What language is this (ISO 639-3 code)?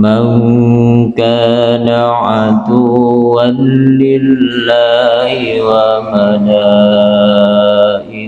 ind